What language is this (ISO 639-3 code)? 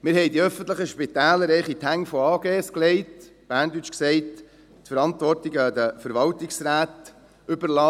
gsw